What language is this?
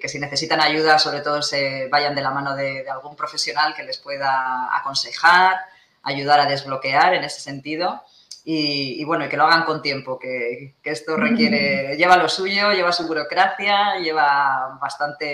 Spanish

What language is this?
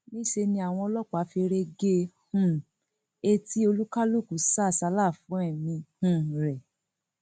Yoruba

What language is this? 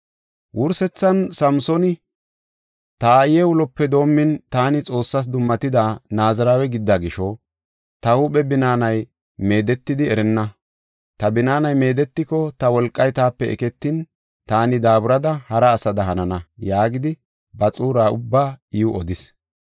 Gofa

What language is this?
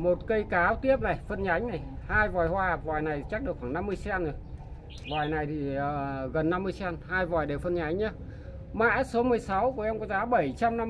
Vietnamese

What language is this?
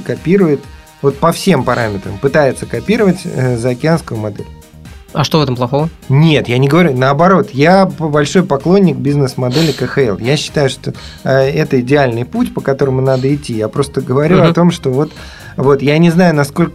Russian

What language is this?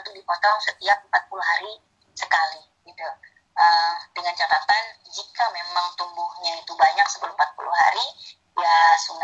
Indonesian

